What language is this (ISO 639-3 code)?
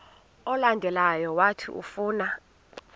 xho